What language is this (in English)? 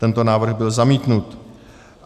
Czech